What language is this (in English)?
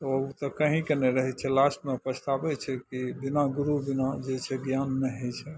Maithili